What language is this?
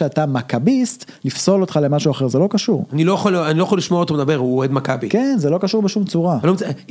Hebrew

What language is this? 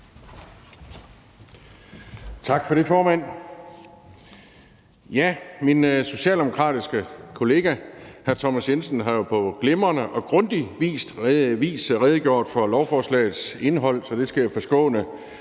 Danish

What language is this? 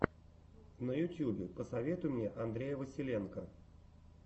Russian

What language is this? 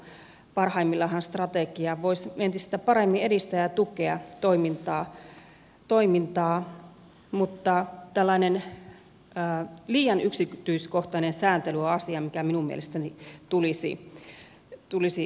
Finnish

